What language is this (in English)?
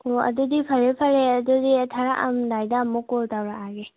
Manipuri